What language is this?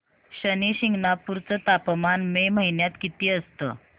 Marathi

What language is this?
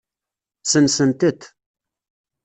Kabyle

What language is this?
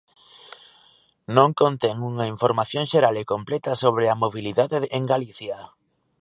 Galician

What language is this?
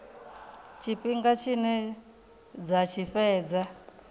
Venda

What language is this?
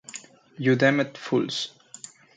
Spanish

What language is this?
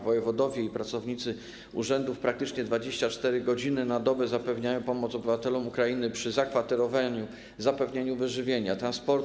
Polish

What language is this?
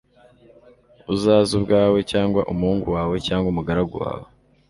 Kinyarwanda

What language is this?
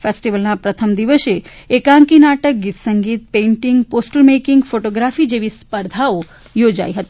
Gujarati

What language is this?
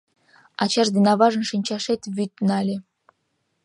Mari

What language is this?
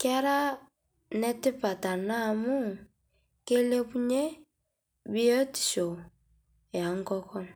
Masai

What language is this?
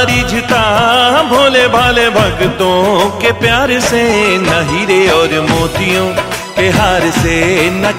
Hindi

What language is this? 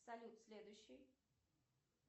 Russian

